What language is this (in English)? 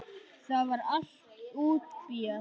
Icelandic